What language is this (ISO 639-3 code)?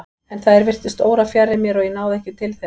isl